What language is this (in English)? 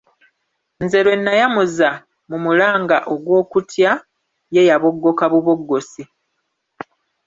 Ganda